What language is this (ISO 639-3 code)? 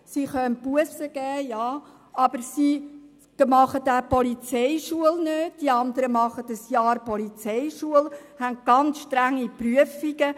gsw